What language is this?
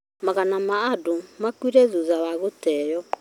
Kikuyu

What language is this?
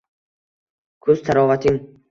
Uzbek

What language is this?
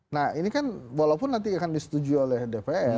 Indonesian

